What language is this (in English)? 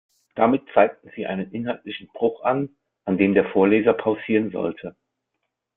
German